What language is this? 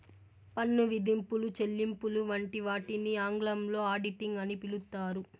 Telugu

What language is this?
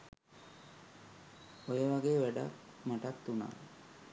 Sinhala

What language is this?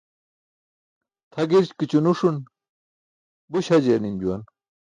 Burushaski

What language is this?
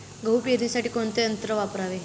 Marathi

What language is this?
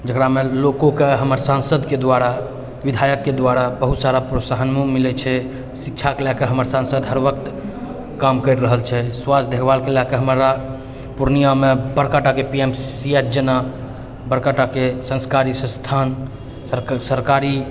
Maithili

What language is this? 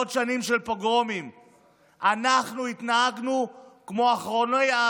Hebrew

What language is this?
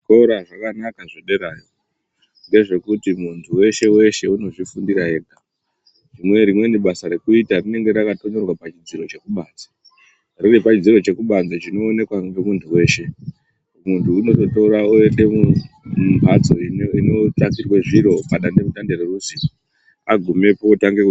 Ndau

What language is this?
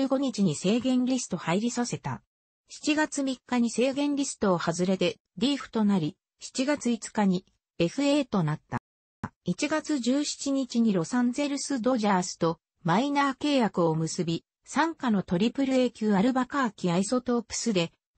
Japanese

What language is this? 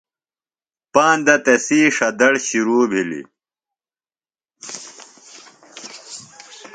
Phalura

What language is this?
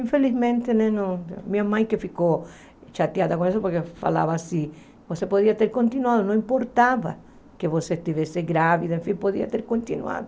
Portuguese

